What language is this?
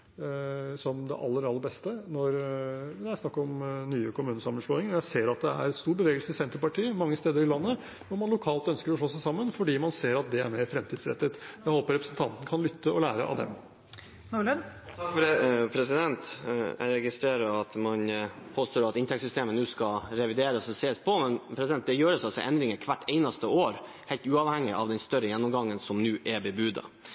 Norwegian Bokmål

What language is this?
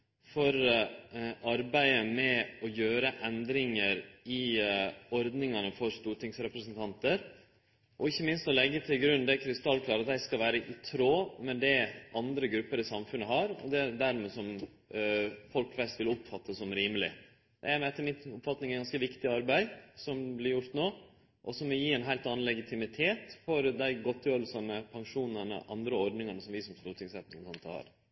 Norwegian Nynorsk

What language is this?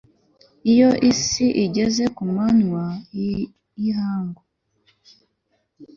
Kinyarwanda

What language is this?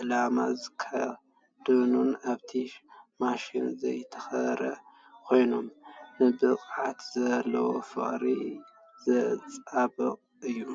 Tigrinya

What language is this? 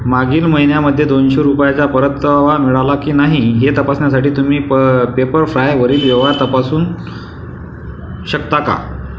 Marathi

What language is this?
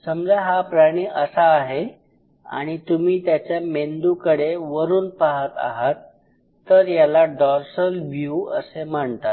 Marathi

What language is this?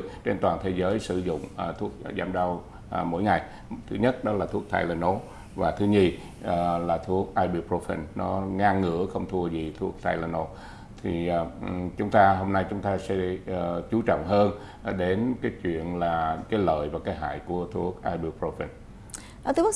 Vietnamese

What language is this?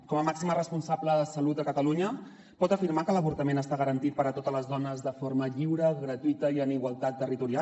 Catalan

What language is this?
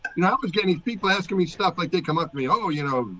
English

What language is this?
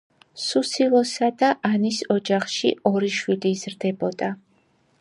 Georgian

